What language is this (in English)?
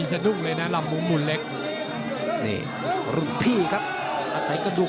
Thai